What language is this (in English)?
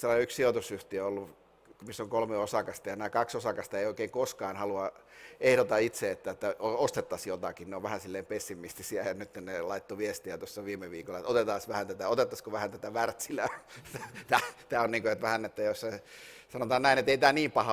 Finnish